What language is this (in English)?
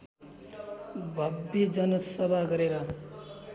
Nepali